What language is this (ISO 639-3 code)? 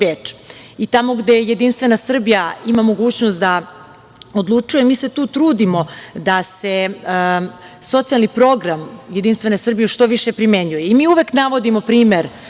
srp